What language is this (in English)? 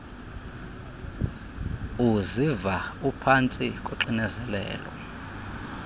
Xhosa